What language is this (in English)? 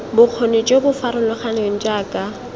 Tswana